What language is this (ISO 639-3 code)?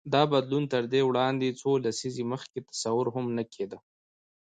pus